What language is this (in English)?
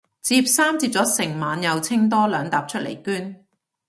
Cantonese